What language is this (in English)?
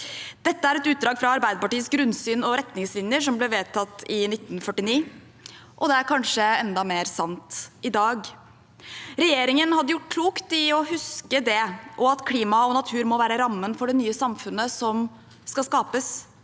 Norwegian